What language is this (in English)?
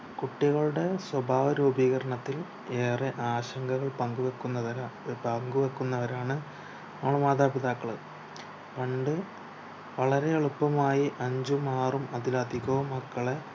Malayalam